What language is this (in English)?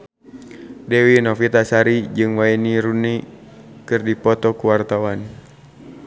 Sundanese